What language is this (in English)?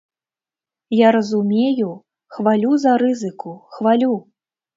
Belarusian